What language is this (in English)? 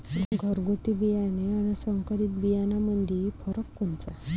Marathi